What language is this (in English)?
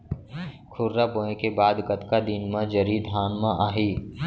Chhattisgarhi